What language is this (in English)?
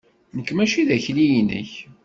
Kabyle